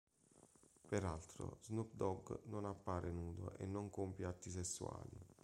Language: Italian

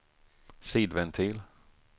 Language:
Swedish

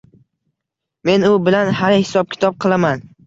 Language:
Uzbek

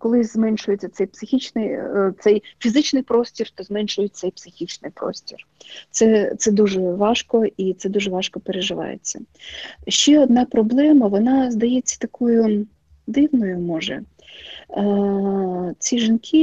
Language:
Ukrainian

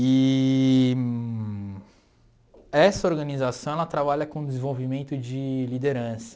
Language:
Portuguese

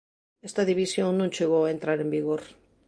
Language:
Galician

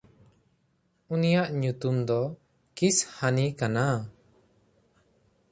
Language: Santali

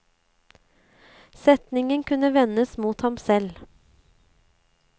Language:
Norwegian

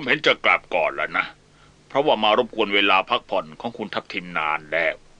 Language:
Thai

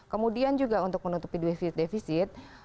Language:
Indonesian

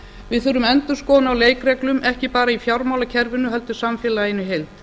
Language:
Icelandic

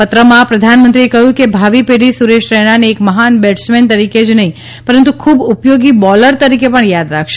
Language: Gujarati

